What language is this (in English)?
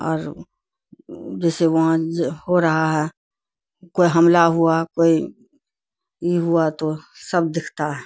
Urdu